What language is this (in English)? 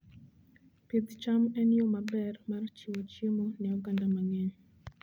Luo (Kenya and Tanzania)